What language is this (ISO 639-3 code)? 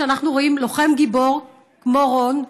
heb